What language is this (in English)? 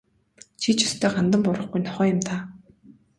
Mongolian